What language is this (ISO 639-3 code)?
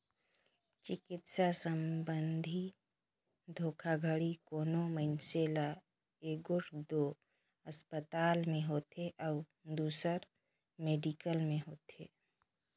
hne